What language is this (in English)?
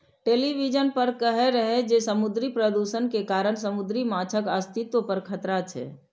Maithili